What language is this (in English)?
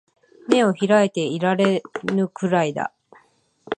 Japanese